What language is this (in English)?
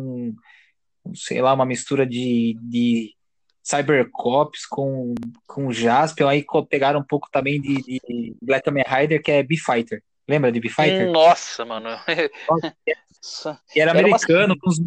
Portuguese